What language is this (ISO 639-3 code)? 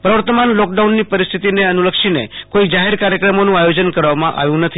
guj